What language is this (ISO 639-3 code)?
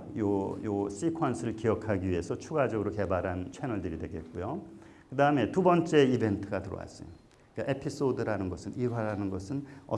kor